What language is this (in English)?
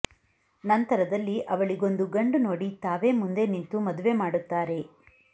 Kannada